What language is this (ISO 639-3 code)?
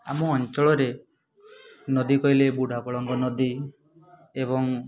ori